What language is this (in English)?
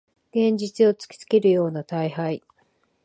Japanese